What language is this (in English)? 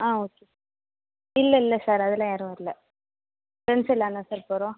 Tamil